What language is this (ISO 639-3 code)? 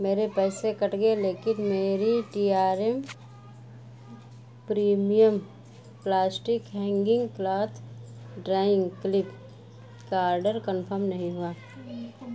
urd